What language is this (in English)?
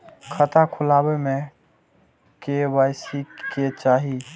Maithili